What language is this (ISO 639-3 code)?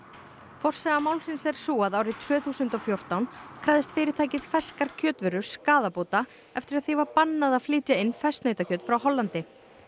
isl